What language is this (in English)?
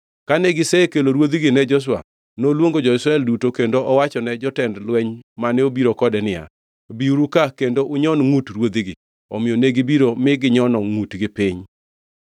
Luo (Kenya and Tanzania)